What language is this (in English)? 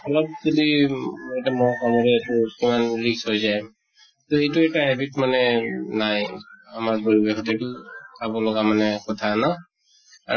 Assamese